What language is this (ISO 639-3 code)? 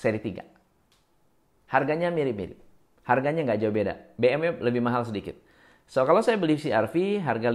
ind